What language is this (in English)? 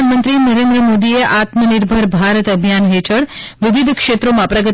Gujarati